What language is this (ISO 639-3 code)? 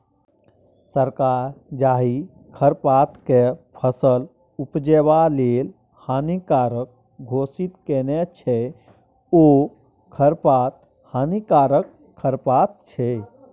mai